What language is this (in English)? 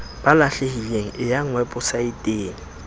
Southern Sotho